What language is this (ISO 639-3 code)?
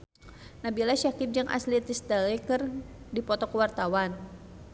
sun